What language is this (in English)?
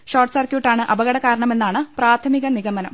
Malayalam